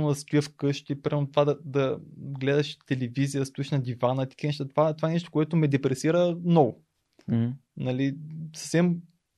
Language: Bulgarian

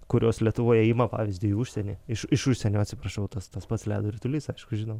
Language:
Lithuanian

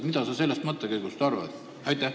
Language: Estonian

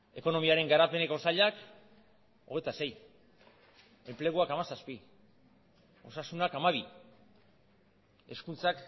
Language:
Basque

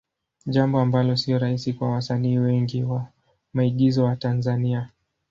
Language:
Swahili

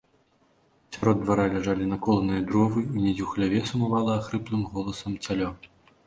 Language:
Belarusian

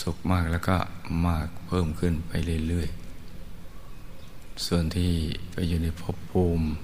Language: Thai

